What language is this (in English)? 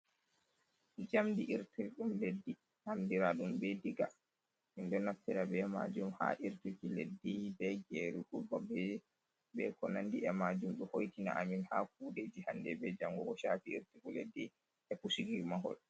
Fula